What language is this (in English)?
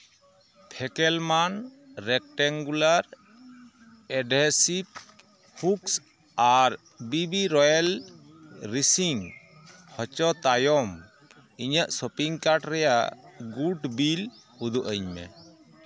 Santali